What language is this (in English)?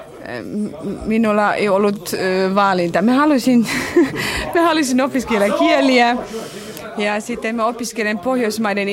Finnish